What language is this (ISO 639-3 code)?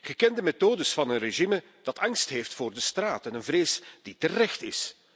nld